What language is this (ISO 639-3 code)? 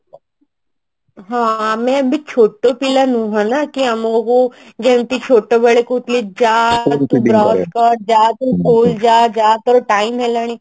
ori